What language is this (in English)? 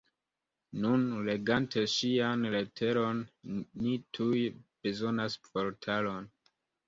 Esperanto